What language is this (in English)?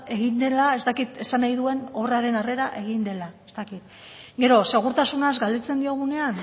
Basque